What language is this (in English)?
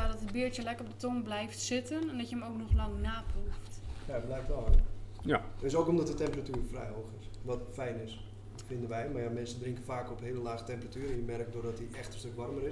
Dutch